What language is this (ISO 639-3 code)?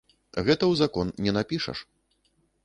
bel